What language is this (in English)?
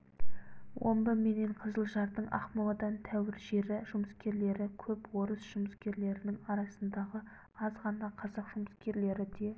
Kazakh